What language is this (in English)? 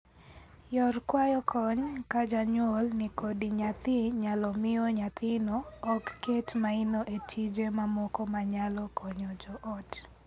Luo (Kenya and Tanzania)